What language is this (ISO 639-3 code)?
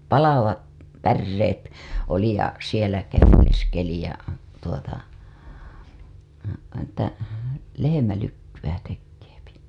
fin